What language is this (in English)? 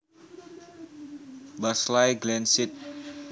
Javanese